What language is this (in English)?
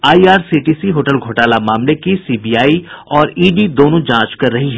Hindi